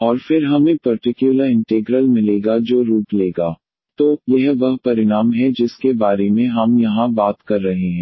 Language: Hindi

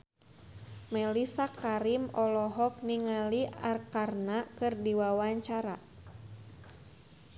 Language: Sundanese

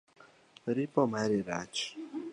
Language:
Luo (Kenya and Tanzania)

